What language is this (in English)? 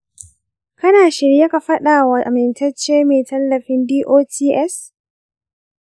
Hausa